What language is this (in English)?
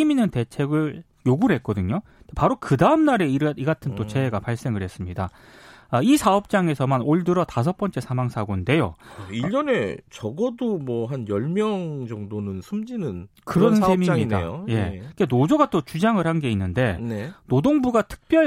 Korean